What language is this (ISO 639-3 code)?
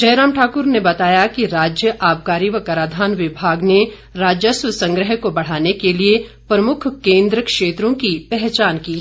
hin